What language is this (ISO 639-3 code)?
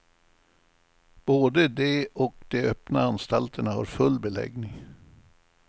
swe